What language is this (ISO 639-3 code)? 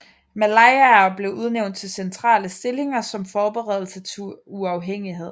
dan